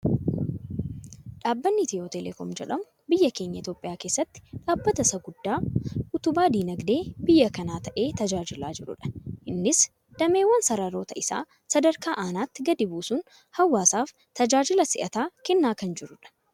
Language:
Oromo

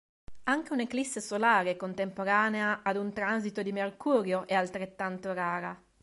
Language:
Italian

